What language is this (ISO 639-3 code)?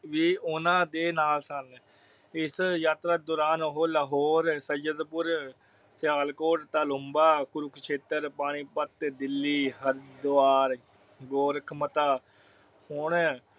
pan